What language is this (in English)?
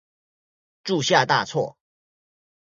Chinese